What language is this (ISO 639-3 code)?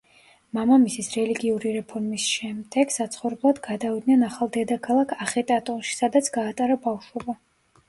kat